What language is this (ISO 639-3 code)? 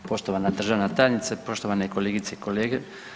hrv